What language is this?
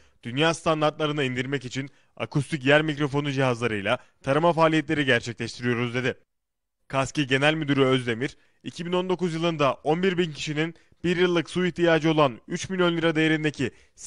Turkish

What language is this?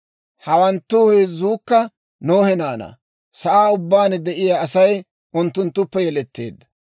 Dawro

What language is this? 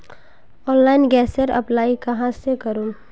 Magahi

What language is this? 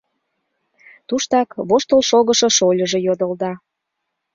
Mari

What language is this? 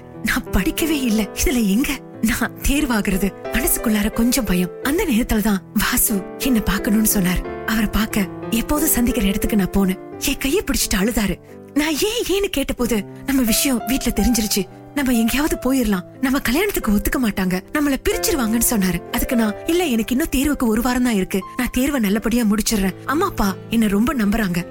Tamil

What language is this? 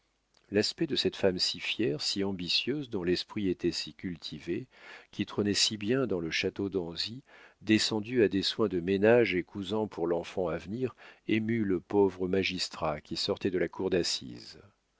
French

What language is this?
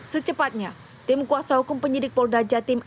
Indonesian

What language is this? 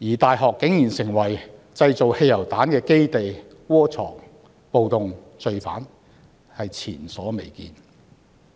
Cantonese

